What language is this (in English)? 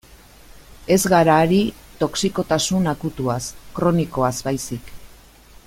Basque